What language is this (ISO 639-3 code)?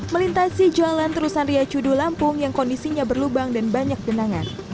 ind